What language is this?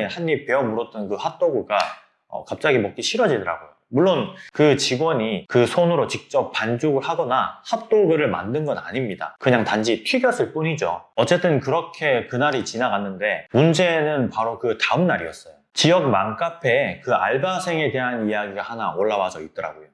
Korean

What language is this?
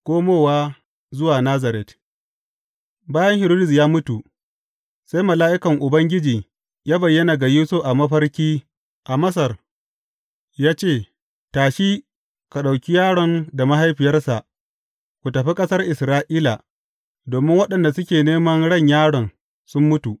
Hausa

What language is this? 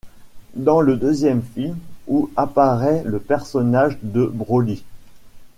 French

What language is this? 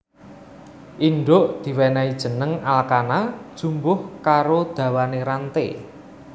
Javanese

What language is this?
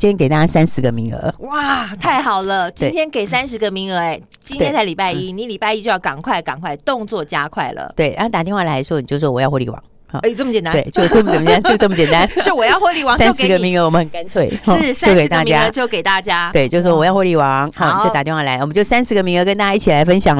Chinese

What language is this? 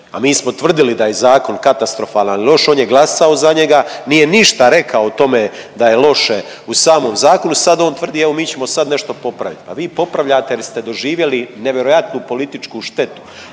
Croatian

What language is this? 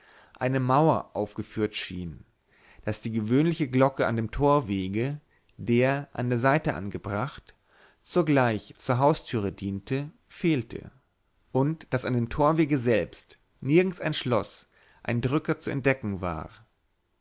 German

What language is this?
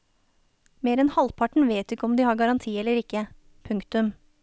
Norwegian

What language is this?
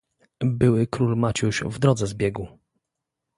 Polish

